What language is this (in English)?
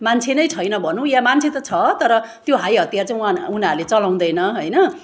Nepali